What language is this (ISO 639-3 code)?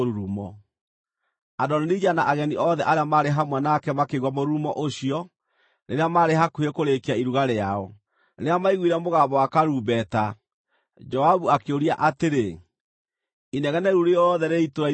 kik